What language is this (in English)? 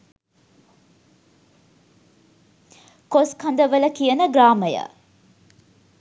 Sinhala